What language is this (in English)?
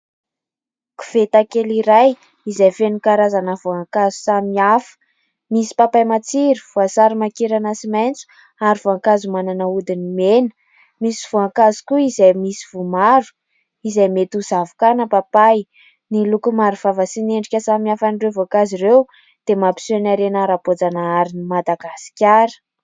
Malagasy